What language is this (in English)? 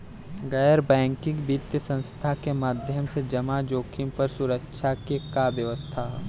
Bhojpuri